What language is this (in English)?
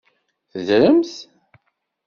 Kabyle